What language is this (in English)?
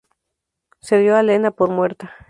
Spanish